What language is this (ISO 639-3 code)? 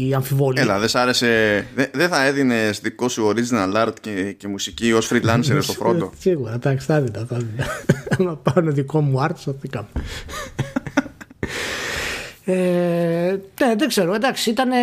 ell